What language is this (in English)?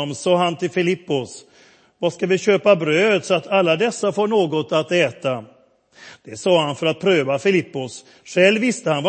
Swedish